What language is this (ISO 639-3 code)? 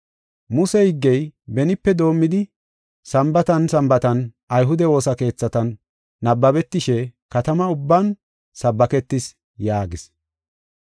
gof